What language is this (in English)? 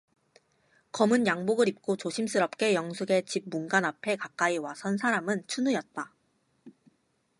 Korean